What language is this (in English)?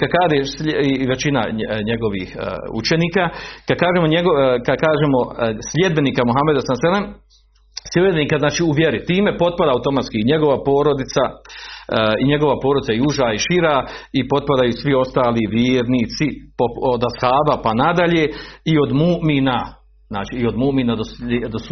Croatian